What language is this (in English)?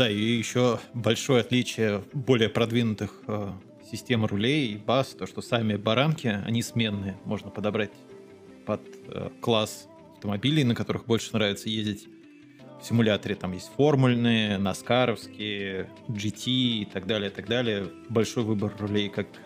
Russian